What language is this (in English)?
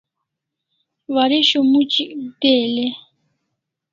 Kalasha